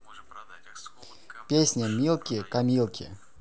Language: Russian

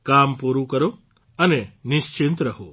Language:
Gujarati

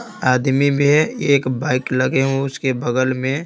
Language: Hindi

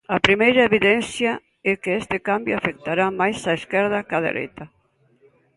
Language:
Galician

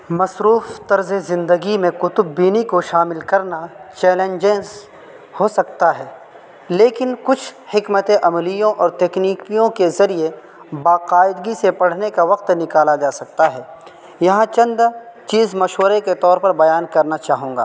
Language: Urdu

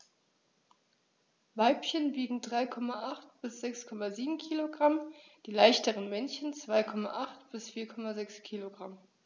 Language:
German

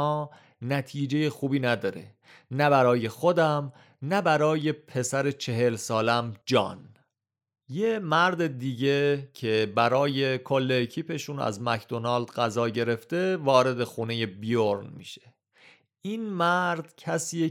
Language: Persian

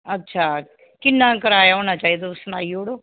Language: Dogri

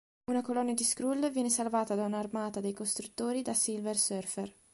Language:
Italian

